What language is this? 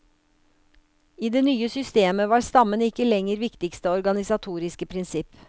Norwegian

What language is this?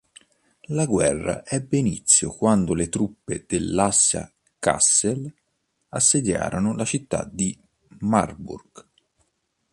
Italian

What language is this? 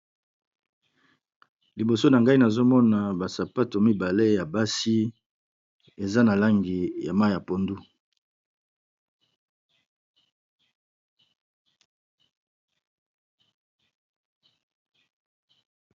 Lingala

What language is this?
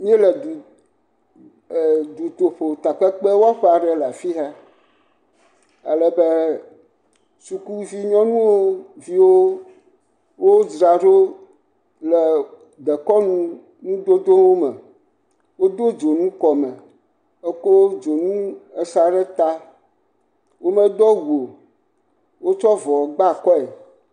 Ewe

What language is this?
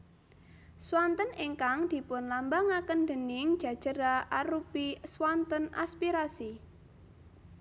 Javanese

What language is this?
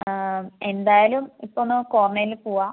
Malayalam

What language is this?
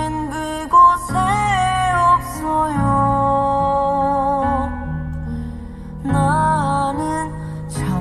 Korean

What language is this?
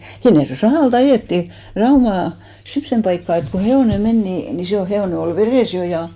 Finnish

